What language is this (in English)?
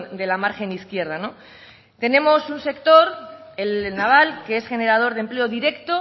Spanish